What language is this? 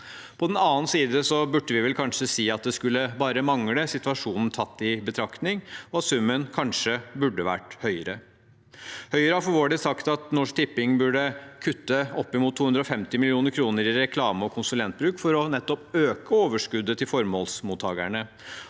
Norwegian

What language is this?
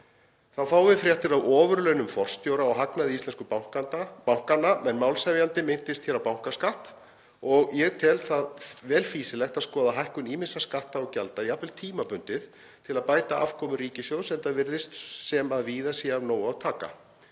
Icelandic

